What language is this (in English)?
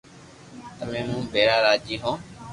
Loarki